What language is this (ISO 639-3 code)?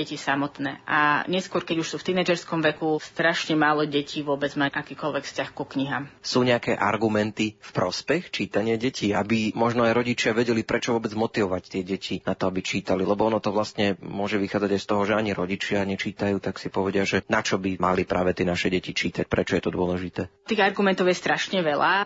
slk